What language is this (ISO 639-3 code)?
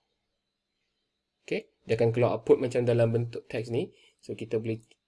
msa